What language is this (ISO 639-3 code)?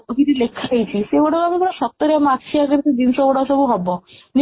ori